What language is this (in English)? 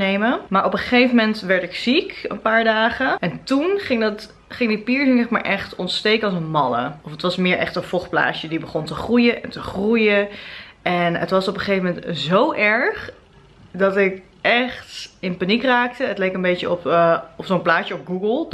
Dutch